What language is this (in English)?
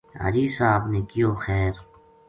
Gujari